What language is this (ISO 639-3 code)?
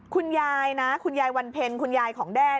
tha